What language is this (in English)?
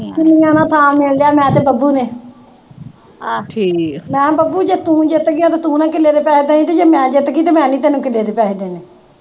Punjabi